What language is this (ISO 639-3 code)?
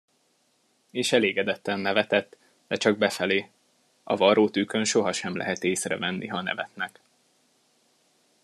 hun